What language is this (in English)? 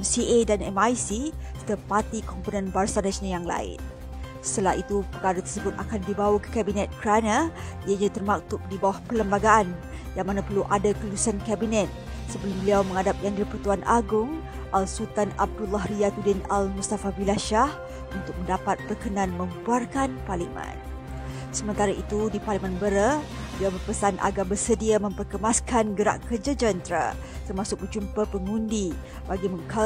Malay